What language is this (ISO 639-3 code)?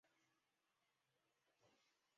zho